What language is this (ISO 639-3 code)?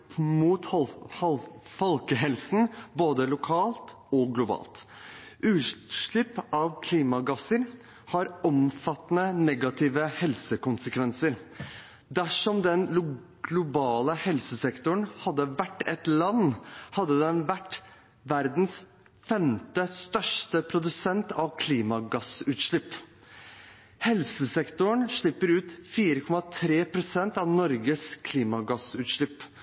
nob